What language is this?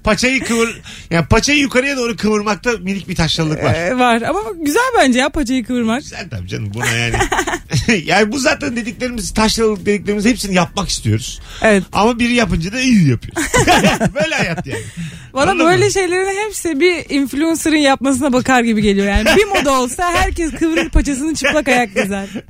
Turkish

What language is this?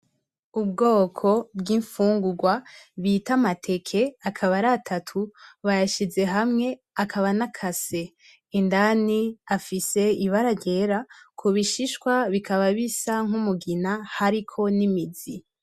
Rundi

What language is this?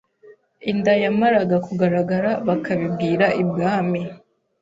Kinyarwanda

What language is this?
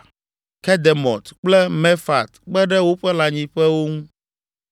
Ewe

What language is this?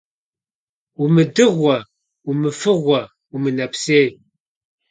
Kabardian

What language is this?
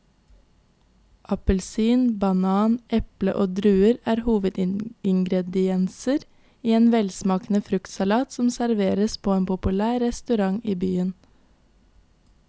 Norwegian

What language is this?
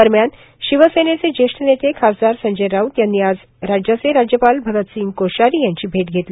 Marathi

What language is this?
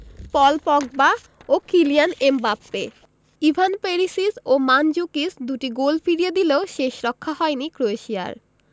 Bangla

